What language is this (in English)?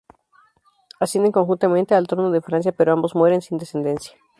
Spanish